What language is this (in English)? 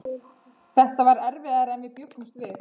Icelandic